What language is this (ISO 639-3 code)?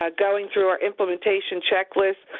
eng